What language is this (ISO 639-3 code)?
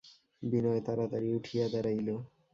ben